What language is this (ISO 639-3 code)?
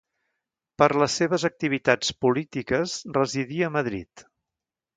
cat